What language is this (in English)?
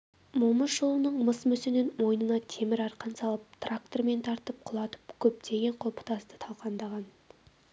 Kazakh